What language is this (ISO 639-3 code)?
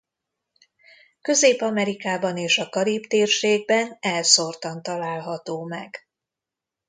hun